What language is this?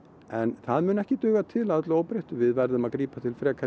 Icelandic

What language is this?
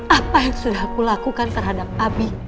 Indonesian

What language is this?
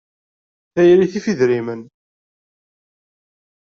Kabyle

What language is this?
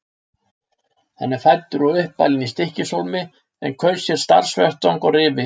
Icelandic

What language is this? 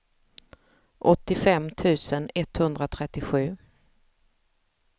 Swedish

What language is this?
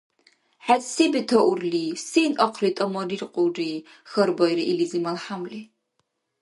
Dargwa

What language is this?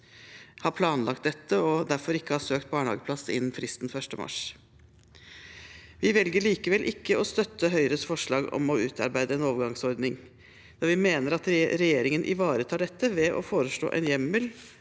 Norwegian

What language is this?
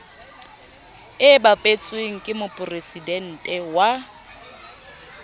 Southern Sotho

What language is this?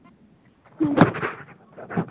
Santali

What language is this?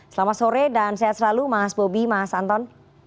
Indonesian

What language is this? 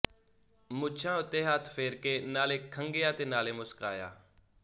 Punjabi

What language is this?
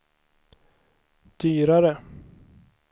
Swedish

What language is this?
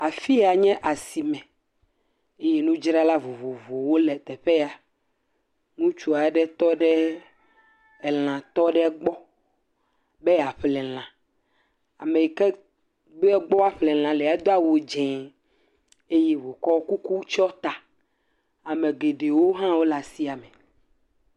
Ewe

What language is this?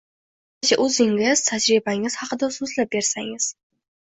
Uzbek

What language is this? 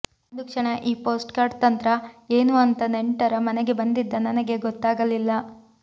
Kannada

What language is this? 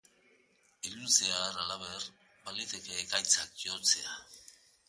Basque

